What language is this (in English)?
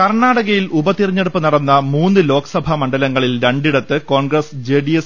Malayalam